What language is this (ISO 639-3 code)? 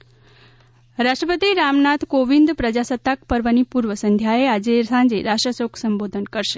guj